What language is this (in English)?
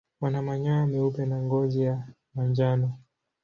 Swahili